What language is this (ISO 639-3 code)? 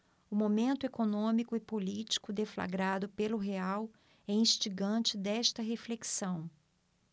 por